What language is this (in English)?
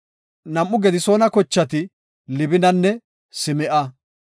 Gofa